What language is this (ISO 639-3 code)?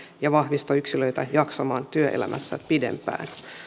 fin